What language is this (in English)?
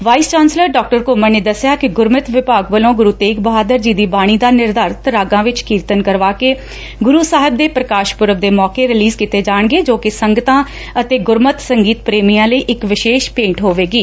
Punjabi